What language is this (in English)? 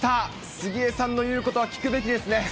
Japanese